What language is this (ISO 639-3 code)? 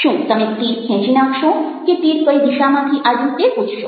guj